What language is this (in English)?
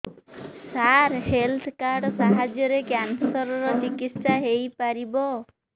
Odia